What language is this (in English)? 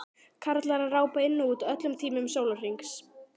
Icelandic